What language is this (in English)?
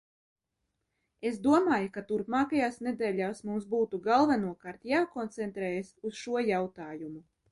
Latvian